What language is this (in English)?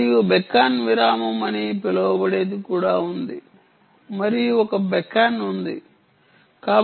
Telugu